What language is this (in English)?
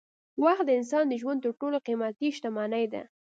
Pashto